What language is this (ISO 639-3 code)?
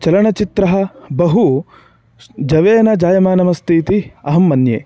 san